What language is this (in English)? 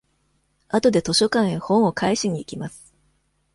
Japanese